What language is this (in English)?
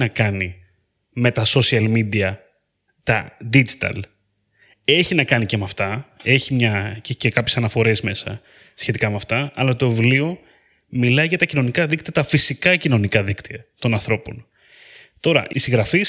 Greek